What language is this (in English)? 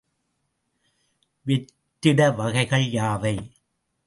Tamil